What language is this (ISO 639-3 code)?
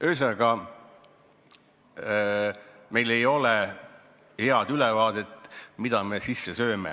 est